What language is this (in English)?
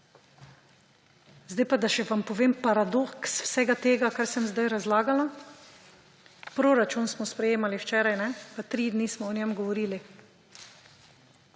Slovenian